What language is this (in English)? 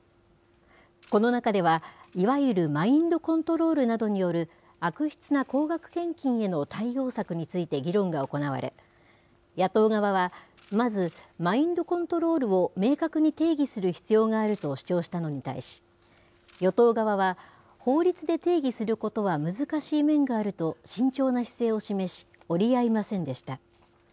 Japanese